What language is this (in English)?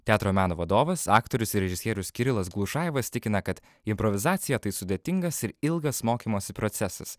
Lithuanian